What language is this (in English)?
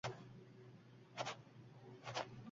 Uzbek